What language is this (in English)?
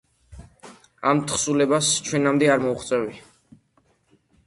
Georgian